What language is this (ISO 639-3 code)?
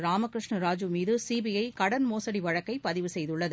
tam